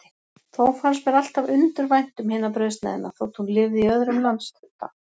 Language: Icelandic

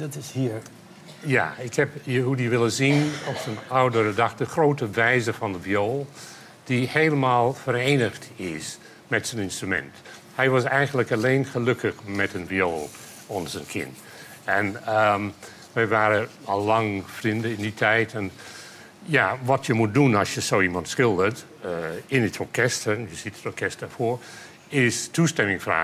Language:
Dutch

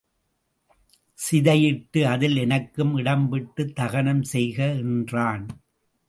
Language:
Tamil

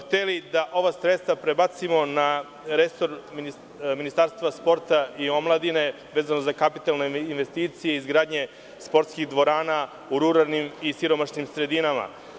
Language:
Serbian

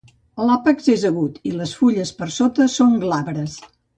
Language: Catalan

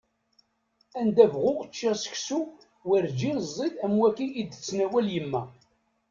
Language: Kabyle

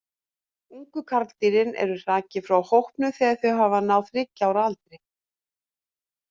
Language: Icelandic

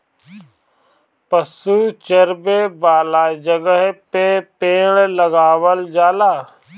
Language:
Bhojpuri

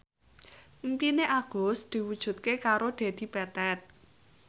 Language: Javanese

